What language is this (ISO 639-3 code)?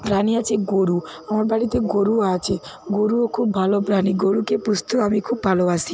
ben